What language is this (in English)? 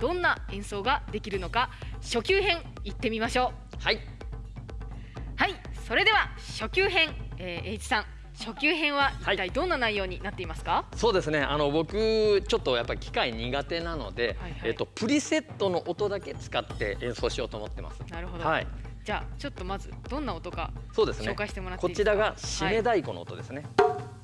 Japanese